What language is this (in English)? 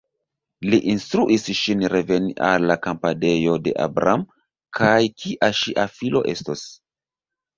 Esperanto